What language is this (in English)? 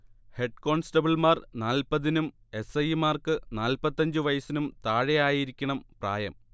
Malayalam